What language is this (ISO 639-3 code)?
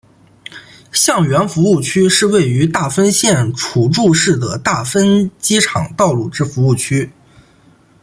zho